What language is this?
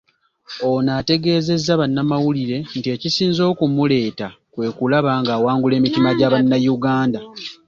Ganda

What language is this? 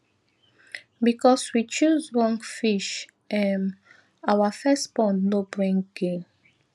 Nigerian Pidgin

